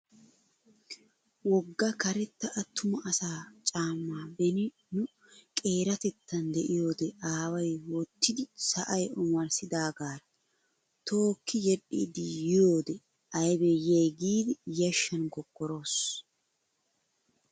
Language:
Wolaytta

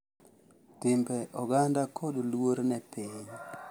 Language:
Luo (Kenya and Tanzania)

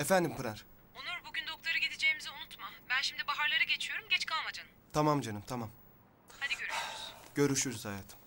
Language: Turkish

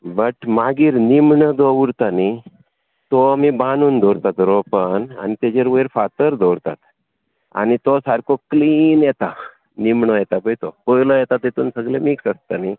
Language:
Konkani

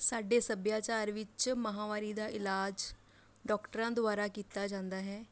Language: Punjabi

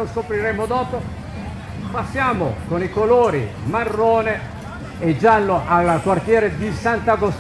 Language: Italian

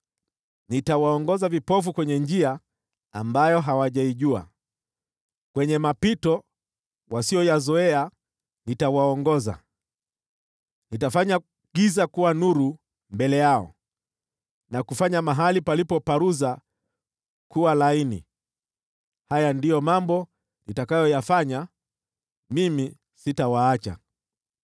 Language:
Swahili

